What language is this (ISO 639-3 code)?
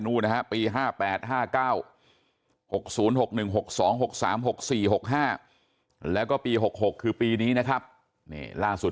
tha